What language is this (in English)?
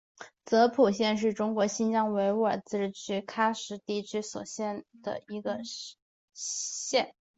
Chinese